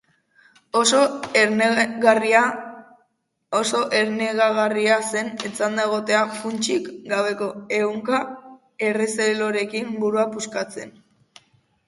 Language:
Basque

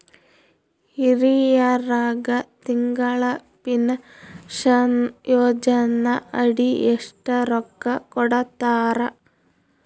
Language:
Kannada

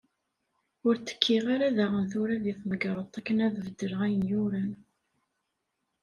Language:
Kabyle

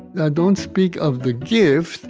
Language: English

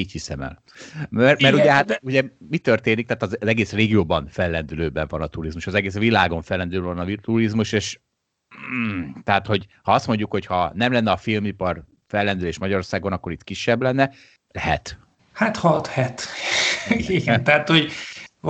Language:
Hungarian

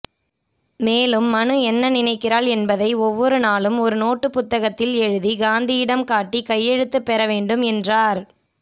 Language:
Tamil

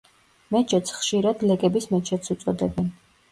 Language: Georgian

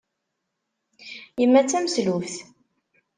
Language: Kabyle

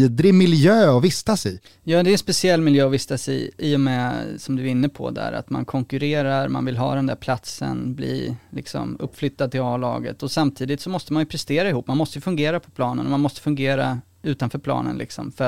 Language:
Swedish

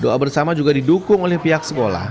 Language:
Indonesian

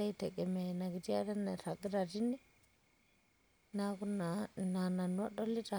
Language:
Masai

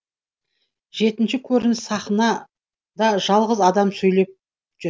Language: Kazakh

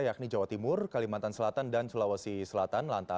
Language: Indonesian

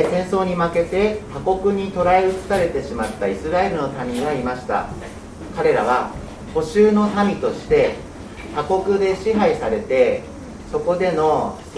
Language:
Japanese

